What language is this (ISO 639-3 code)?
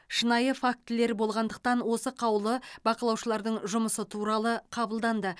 kaz